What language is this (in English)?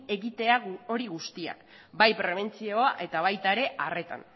Basque